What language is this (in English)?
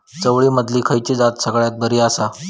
Marathi